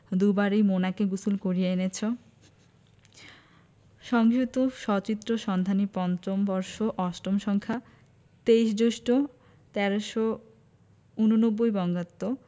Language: Bangla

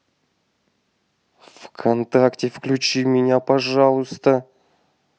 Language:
Russian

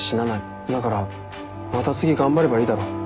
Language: Japanese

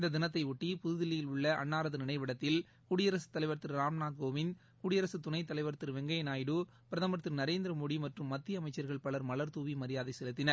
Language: Tamil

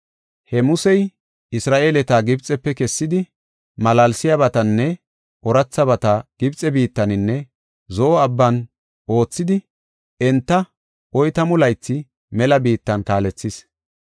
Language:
Gofa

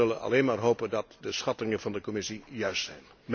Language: Dutch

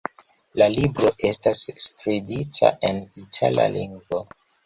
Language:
Esperanto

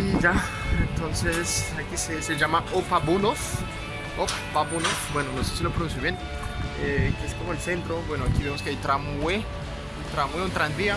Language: Spanish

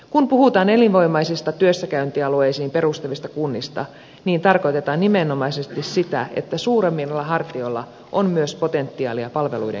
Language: Finnish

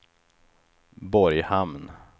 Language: Swedish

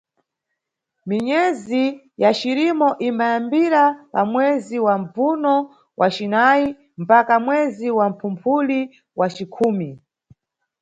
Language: Nyungwe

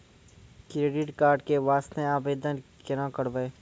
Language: Maithili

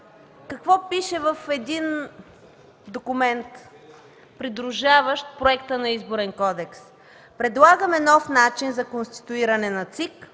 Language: Bulgarian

